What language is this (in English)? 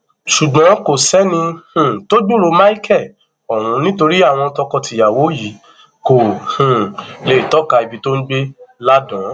Yoruba